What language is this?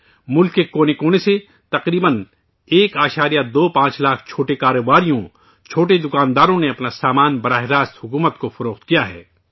Urdu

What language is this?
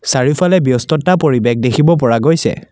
Assamese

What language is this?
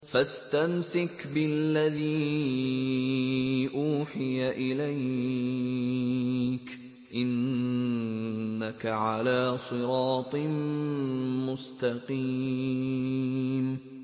Arabic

